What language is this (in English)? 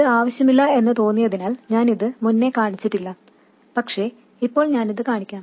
Malayalam